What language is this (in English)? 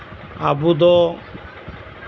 Santali